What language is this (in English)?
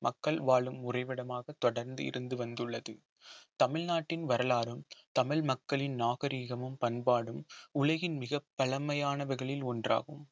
Tamil